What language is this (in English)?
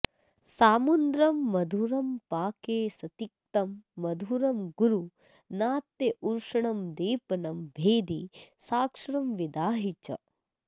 Sanskrit